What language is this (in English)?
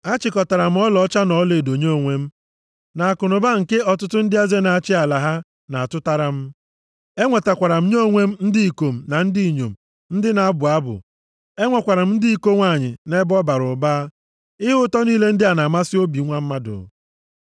Igbo